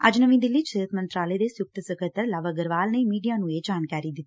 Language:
Punjabi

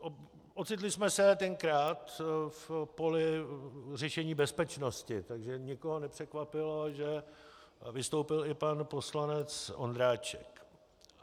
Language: Czech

